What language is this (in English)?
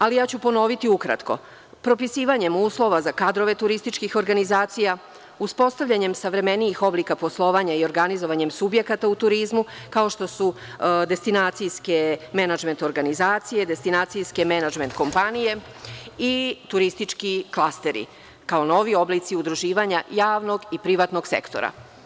Serbian